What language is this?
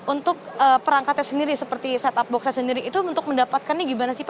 Indonesian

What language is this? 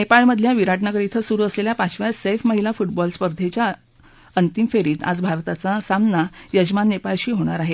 Marathi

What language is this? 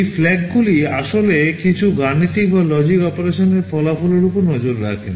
Bangla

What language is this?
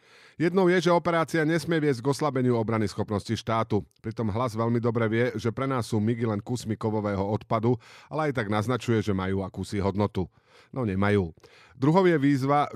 Slovak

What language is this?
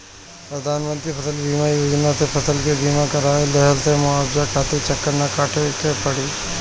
Bhojpuri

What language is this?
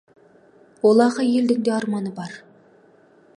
Kazakh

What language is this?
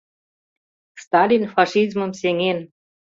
Mari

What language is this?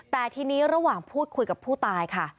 Thai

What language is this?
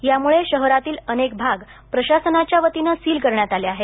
Marathi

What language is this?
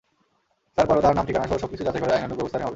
Bangla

